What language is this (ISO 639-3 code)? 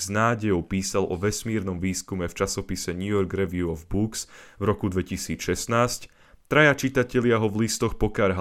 slk